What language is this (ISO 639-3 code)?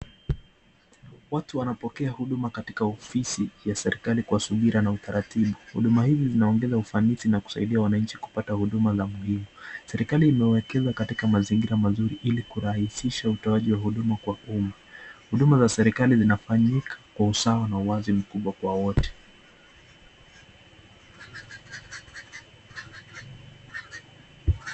swa